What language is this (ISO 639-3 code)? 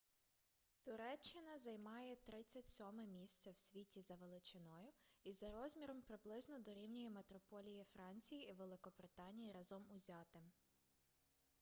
ukr